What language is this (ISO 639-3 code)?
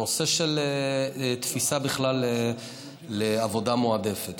heb